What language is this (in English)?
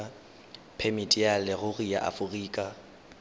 Tswana